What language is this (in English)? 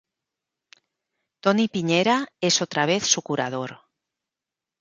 Spanish